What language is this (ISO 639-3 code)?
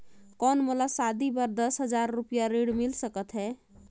hne